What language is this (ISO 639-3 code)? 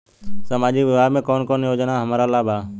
bho